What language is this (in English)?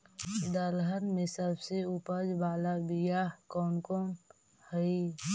Magahi